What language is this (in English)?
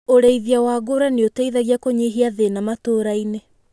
Kikuyu